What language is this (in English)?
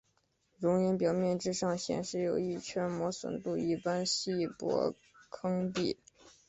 Chinese